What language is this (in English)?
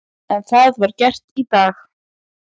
Icelandic